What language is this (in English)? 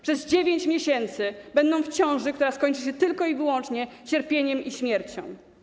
Polish